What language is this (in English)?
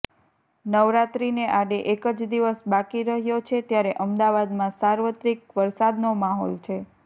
Gujarati